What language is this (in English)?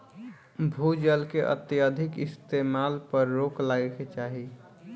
Bhojpuri